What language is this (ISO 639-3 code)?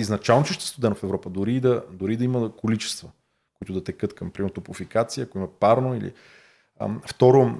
bul